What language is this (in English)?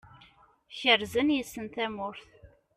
Kabyle